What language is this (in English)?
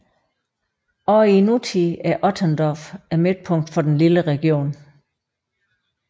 Danish